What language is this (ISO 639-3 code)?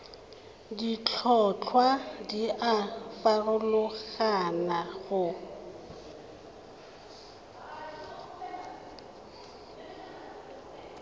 tsn